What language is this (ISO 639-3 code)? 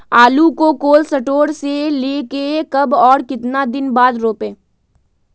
mag